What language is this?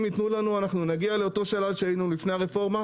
Hebrew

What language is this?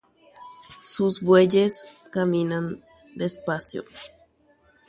Guarani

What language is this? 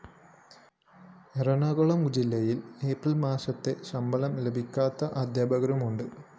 Malayalam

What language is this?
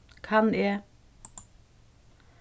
Faroese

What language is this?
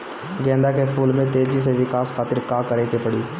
Bhojpuri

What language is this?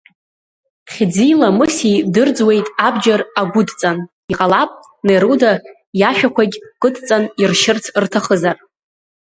Abkhazian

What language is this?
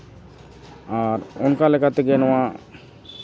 Santali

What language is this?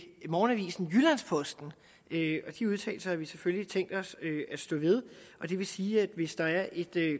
Danish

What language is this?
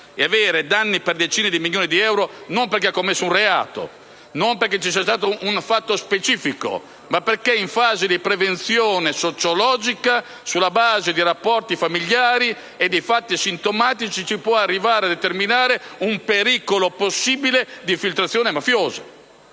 Italian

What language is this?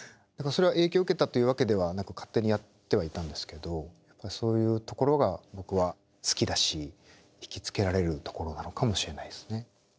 Japanese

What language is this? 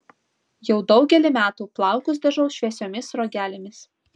Lithuanian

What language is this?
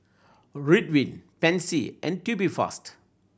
English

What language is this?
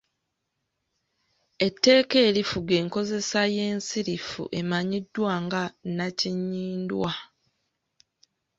Ganda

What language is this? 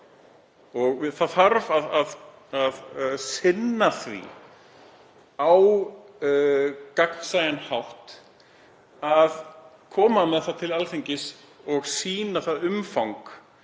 Icelandic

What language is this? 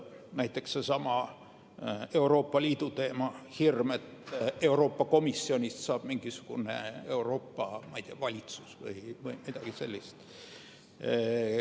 Estonian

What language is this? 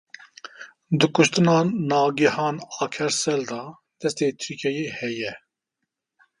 Kurdish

